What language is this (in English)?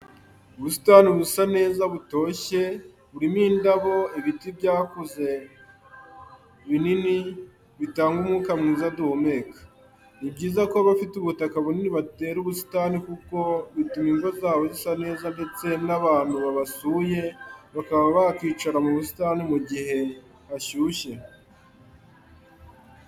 Kinyarwanda